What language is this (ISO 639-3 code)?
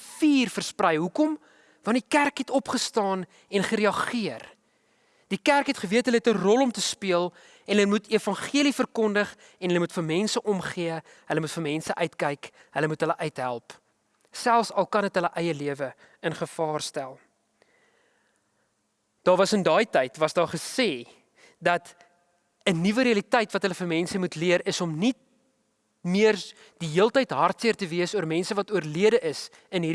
nld